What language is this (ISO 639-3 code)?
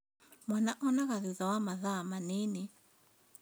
kik